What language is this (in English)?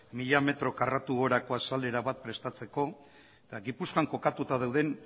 Basque